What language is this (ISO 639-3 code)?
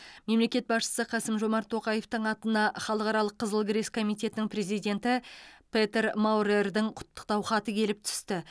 kaz